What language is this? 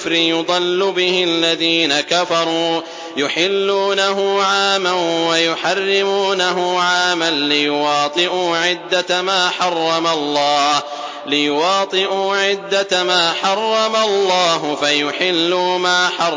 Arabic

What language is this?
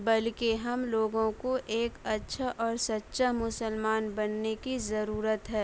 Urdu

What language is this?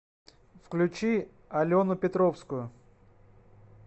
Russian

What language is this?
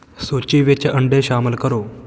Punjabi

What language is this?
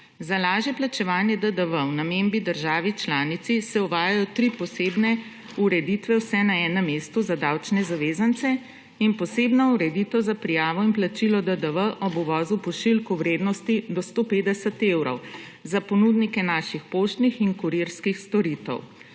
Slovenian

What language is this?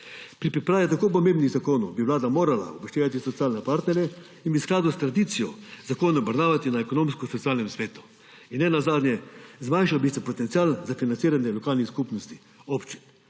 Slovenian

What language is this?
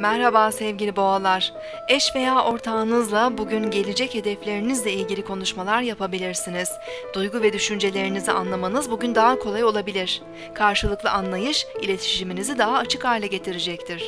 Turkish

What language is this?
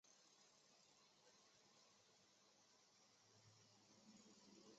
Chinese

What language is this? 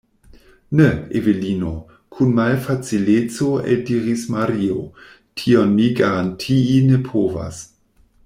Esperanto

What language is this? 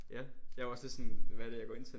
Danish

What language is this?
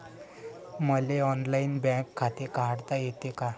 Marathi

